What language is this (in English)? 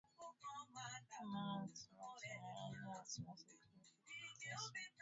Swahili